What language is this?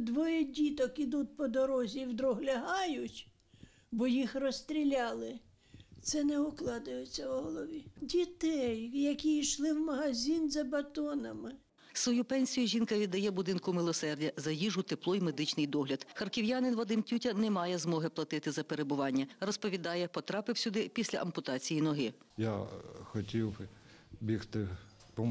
Ukrainian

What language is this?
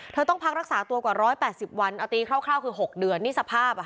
Thai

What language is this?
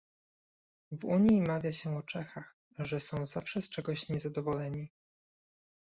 Polish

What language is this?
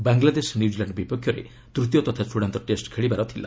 Odia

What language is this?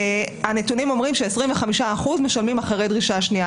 Hebrew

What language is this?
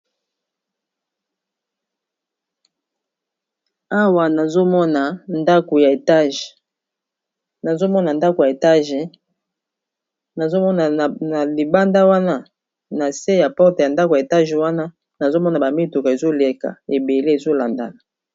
Lingala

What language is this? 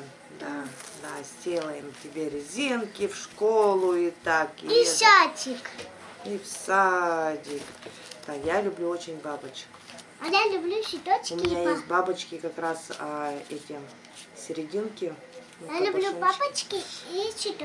Russian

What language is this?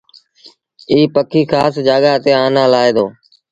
Sindhi Bhil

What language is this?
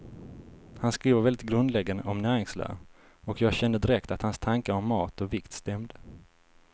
Swedish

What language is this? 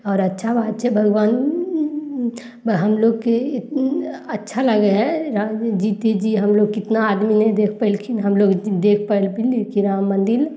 Maithili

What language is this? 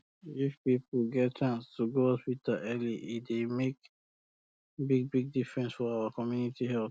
Nigerian Pidgin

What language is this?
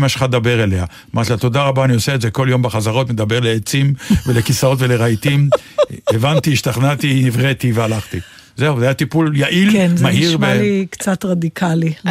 Hebrew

